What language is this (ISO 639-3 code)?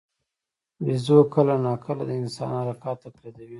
pus